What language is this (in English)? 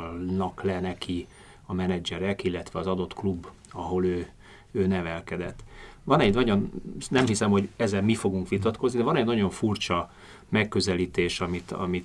Hungarian